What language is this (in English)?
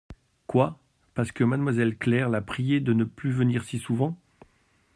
French